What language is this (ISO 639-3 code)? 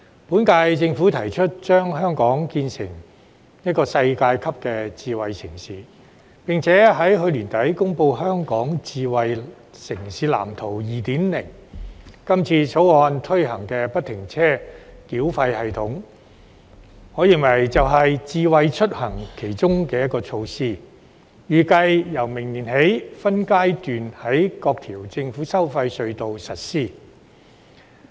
yue